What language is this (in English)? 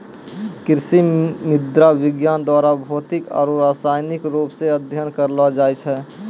Maithili